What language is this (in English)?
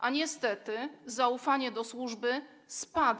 Polish